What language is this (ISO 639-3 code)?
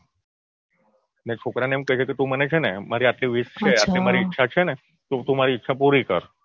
guj